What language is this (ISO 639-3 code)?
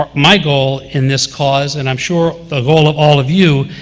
eng